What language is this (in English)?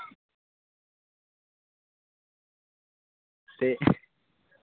Punjabi